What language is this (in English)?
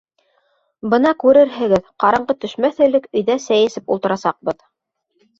Bashkir